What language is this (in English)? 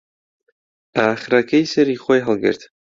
Central Kurdish